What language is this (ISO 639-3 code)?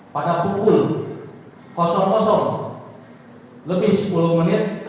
ind